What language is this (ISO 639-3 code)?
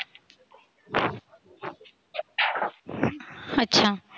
mar